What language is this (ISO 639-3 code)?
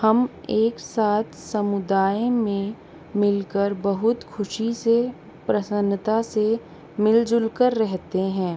hin